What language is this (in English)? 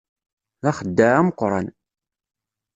Kabyle